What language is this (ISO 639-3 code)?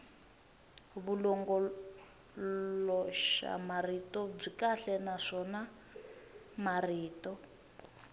tso